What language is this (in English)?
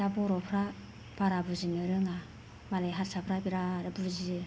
Bodo